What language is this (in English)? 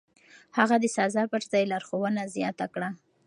Pashto